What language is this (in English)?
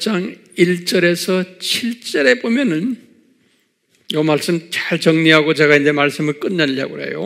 Korean